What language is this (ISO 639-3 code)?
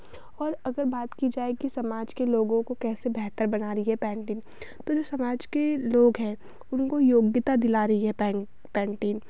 hin